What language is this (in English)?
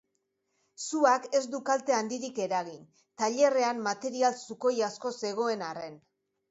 Basque